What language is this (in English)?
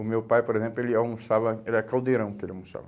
Portuguese